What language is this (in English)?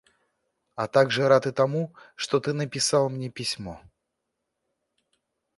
Russian